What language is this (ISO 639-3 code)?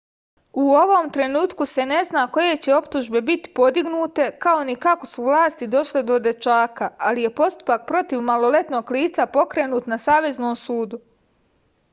srp